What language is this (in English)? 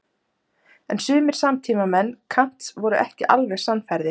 Icelandic